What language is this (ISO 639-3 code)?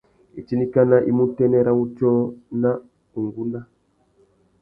bag